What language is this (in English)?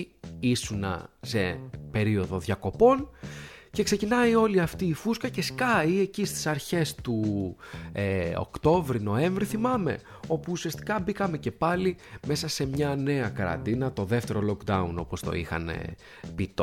Greek